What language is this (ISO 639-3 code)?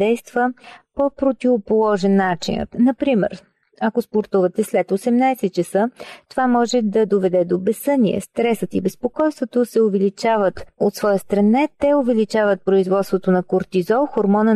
bul